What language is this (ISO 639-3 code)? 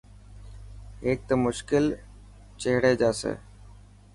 mki